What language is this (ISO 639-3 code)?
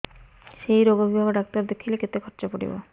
ori